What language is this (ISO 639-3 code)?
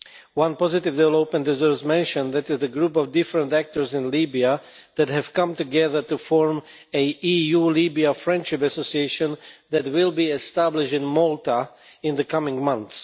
eng